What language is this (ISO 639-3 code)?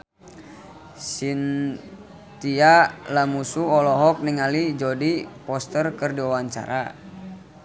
sun